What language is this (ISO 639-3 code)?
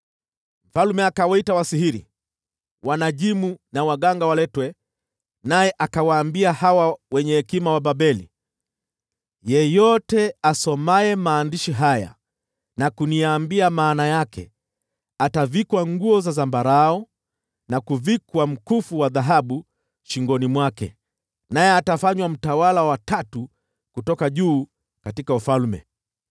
swa